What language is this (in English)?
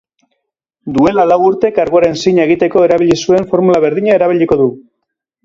Basque